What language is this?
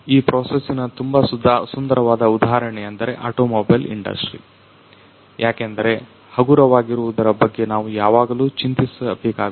Kannada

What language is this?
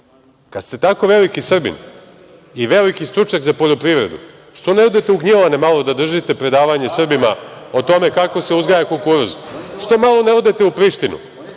Serbian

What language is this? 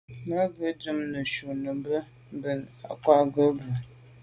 Medumba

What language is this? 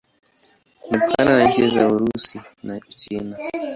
Swahili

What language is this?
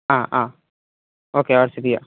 Malayalam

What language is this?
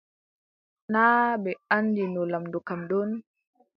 Adamawa Fulfulde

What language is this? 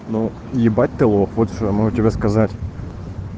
Russian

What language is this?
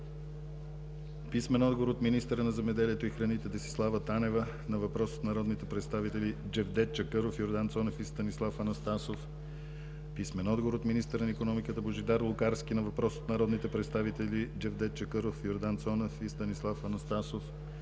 Bulgarian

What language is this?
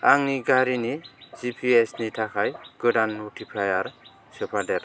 Bodo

